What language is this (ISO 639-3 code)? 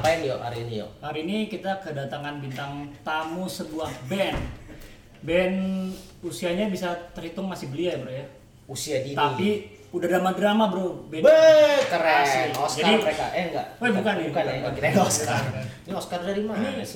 ind